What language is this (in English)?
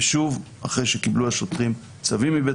Hebrew